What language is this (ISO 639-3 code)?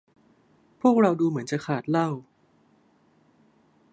tha